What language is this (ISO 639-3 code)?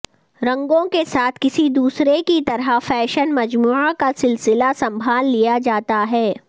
urd